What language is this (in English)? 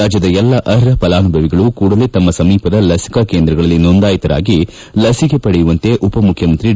Kannada